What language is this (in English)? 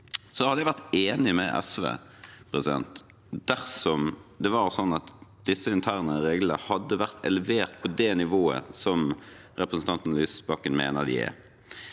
Norwegian